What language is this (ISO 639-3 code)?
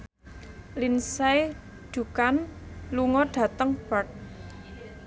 jav